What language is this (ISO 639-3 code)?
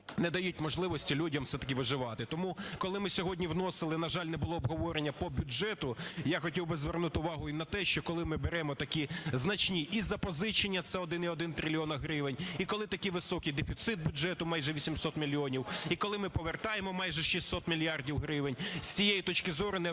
ukr